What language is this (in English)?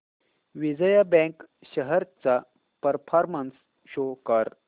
Marathi